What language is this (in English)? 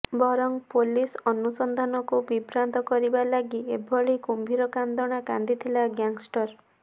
Odia